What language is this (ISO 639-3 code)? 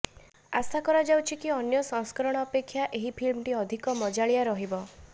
ori